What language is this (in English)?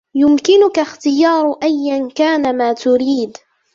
Arabic